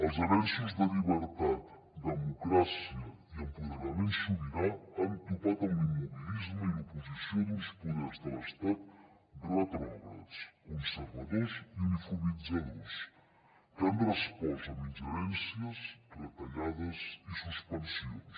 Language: Catalan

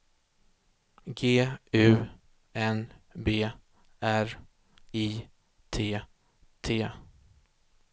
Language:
Swedish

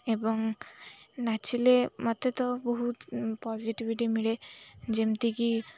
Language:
Odia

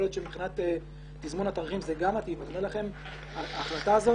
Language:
Hebrew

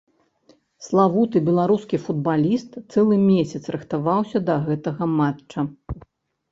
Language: Belarusian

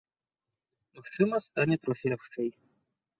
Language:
Belarusian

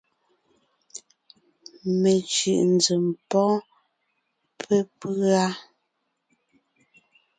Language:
Ngiemboon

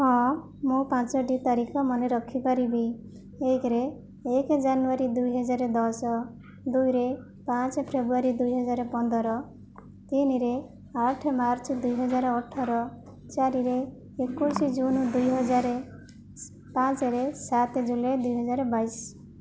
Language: Odia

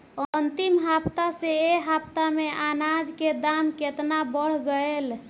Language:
Bhojpuri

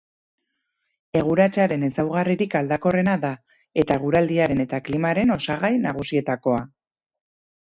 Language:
Basque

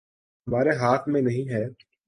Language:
Urdu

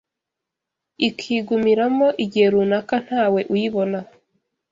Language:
Kinyarwanda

